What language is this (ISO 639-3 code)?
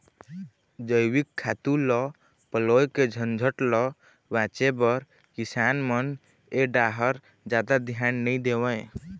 hne